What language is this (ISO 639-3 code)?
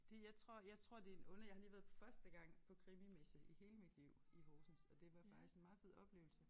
dan